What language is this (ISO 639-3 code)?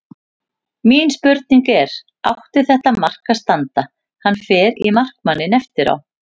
isl